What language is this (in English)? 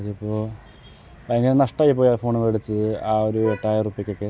Malayalam